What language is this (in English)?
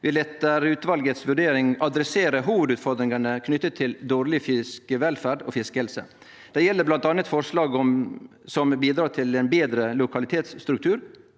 Norwegian